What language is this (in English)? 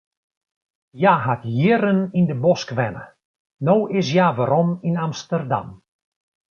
Western Frisian